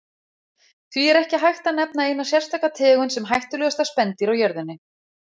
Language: Icelandic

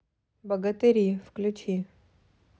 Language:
Russian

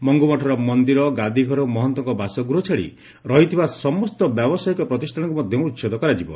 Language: Odia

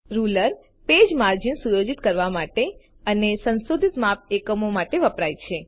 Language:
Gujarati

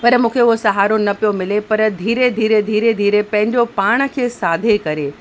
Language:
Sindhi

